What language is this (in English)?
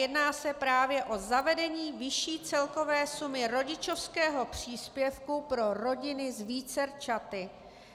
Czech